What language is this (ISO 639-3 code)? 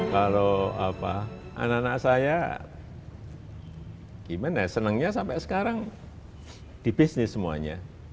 ind